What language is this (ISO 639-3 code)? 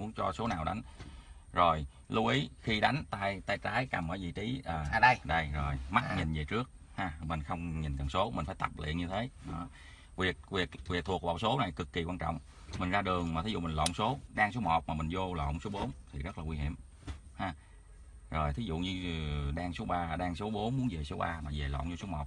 vie